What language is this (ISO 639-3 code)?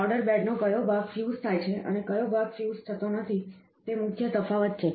guj